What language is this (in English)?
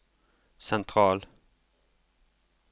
Norwegian